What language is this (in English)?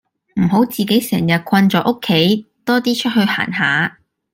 Cantonese